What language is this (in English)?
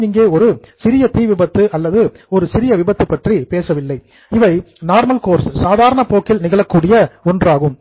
Tamil